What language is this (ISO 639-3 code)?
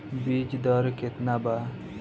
bho